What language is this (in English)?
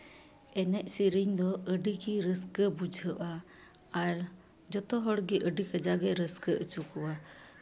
Santali